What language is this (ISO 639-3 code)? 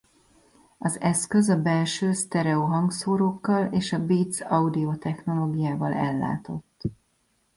hun